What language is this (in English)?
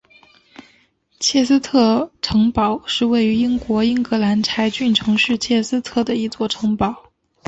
Chinese